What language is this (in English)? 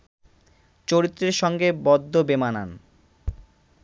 Bangla